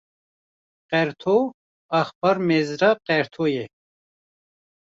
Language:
Kurdish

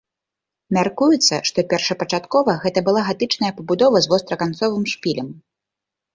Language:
Belarusian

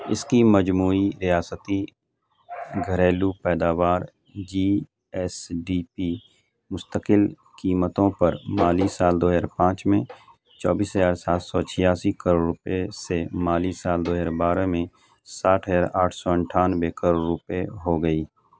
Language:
Urdu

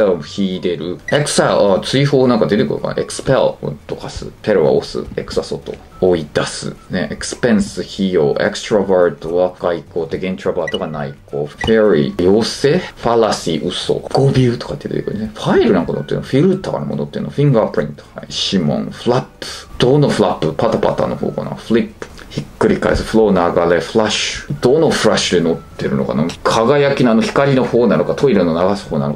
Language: Japanese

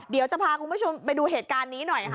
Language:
Thai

